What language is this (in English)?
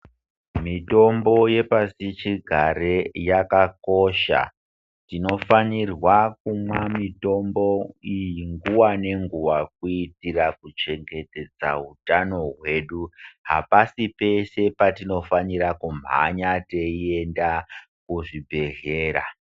Ndau